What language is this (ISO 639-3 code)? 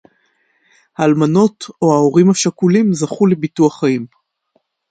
heb